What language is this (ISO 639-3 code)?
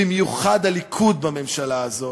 heb